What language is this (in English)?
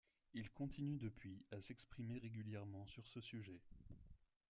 French